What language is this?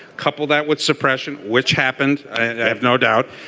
English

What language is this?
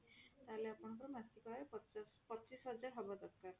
Odia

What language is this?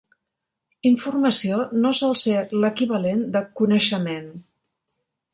Catalan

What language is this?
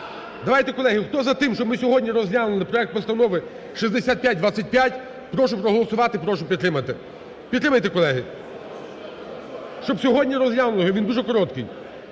Ukrainian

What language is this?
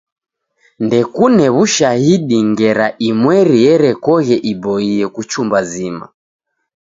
Taita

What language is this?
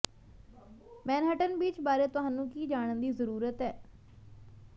Punjabi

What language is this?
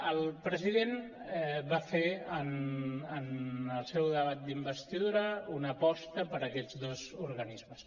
Catalan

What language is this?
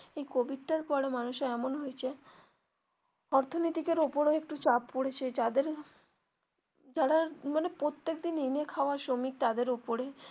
Bangla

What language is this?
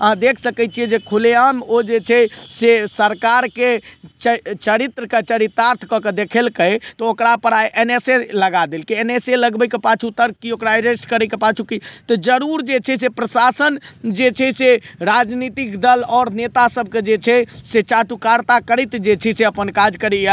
Maithili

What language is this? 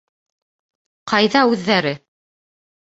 Bashkir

